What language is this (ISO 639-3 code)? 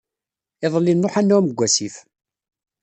kab